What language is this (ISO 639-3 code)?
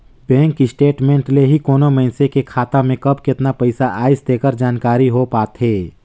hne